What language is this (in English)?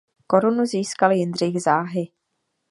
Czech